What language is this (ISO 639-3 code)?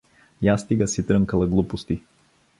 bul